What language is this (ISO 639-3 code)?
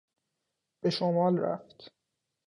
fas